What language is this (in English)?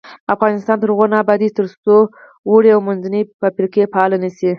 Pashto